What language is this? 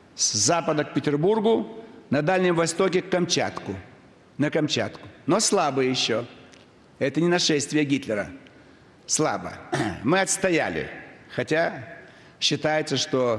Russian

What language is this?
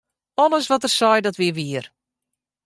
Western Frisian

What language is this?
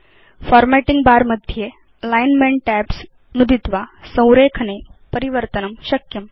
Sanskrit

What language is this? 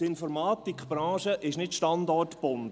Swiss German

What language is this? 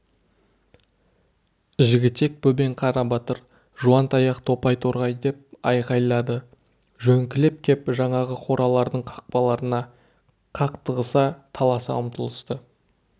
Kazakh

